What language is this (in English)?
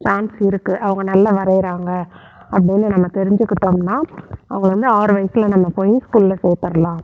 Tamil